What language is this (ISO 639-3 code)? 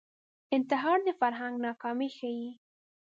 pus